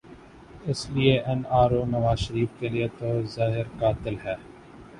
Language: Urdu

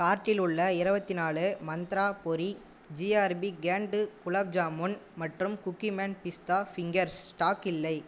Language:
Tamil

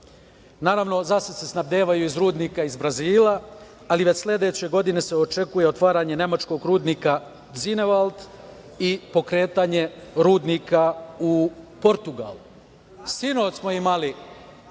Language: Serbian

